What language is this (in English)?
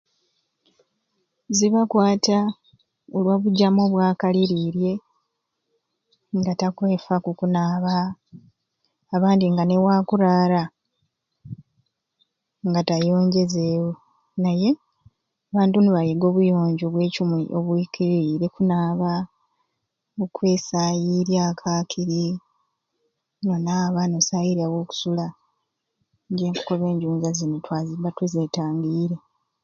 Ruuli